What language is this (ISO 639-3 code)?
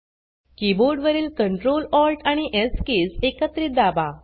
mar